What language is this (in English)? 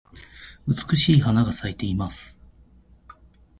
Japanese